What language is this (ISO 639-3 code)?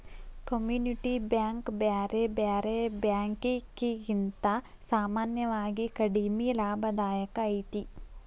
kan